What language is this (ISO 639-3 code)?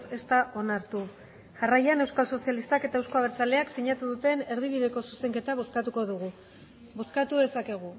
eus